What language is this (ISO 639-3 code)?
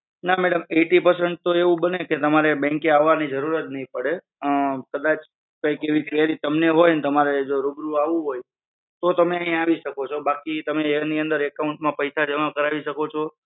guj